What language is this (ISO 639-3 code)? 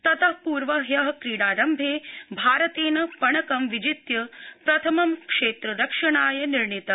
san